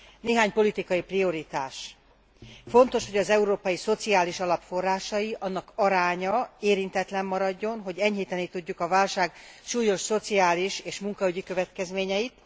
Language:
Hungarian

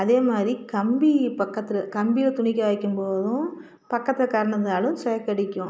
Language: Tamil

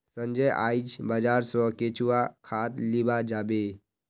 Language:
Magahi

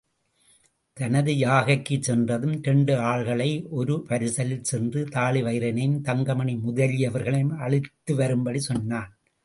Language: Tamil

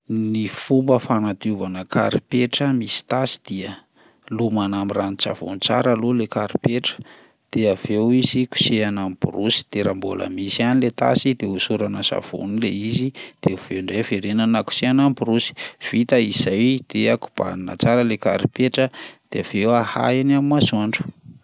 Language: Malagasy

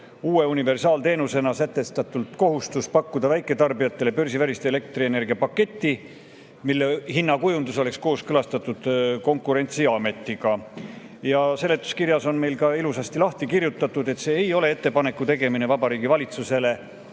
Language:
Estonian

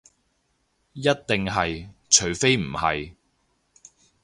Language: Cantonese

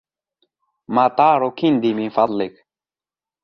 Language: Arabic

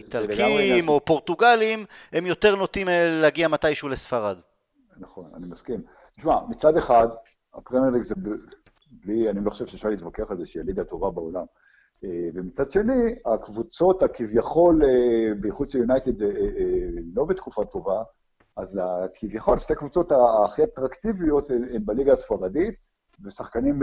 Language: Hebrew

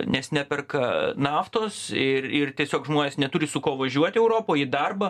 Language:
Lithuanian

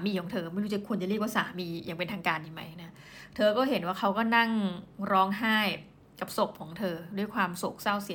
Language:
Thai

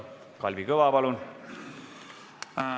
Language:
Estonian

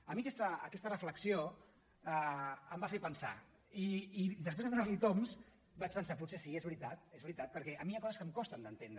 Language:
Catalan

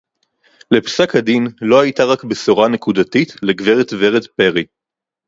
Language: Hebrew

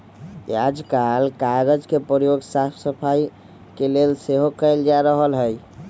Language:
Magahi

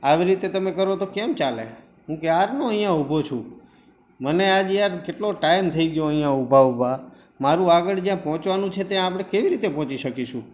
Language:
Gujarati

